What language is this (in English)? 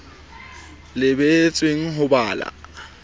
Southern Sotho